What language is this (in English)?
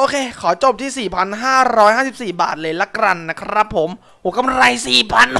Thai